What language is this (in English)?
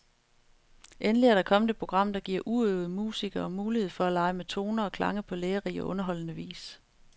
Danish